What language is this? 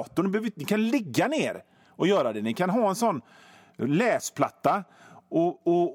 Swedish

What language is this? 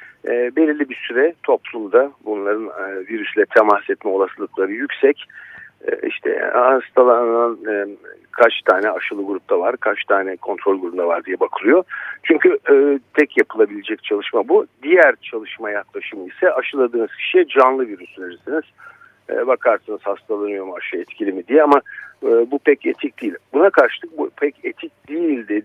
Turkish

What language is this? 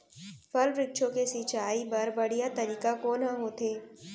Chhattisgarhi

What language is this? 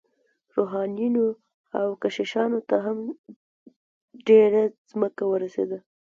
Pashto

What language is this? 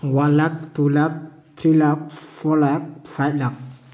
Manipuri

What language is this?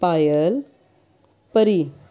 Punjabi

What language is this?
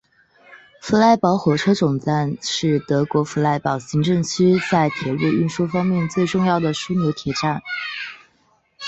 Chinese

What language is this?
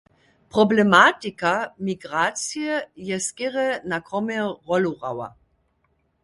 Upper Sorbian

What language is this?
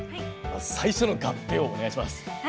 Japanese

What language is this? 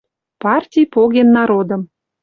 Western Mari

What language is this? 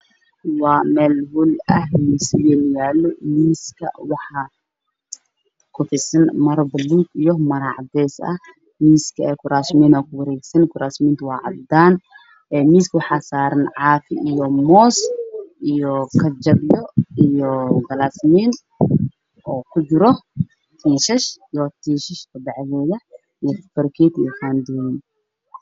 Somali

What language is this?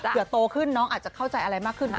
Thai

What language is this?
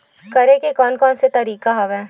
Chhattisgarhi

